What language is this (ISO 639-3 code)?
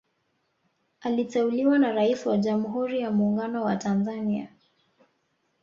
swa